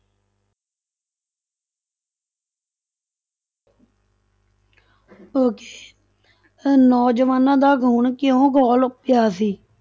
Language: Punjabi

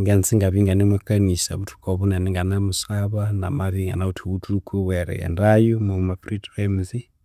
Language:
Konzo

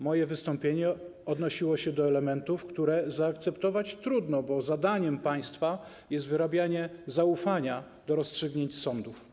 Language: Polish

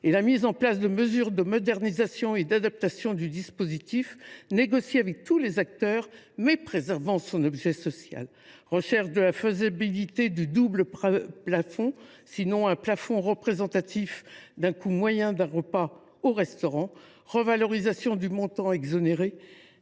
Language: French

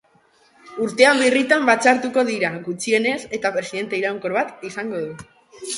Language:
Basque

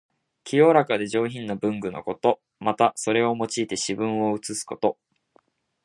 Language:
Japanese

